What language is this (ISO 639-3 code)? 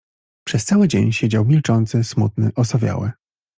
pol